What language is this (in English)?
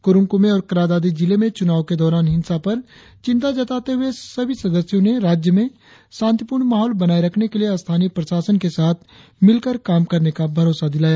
Hindi